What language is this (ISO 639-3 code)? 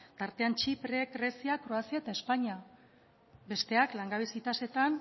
eus